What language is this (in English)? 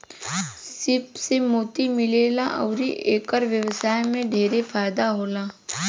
Bhojpuri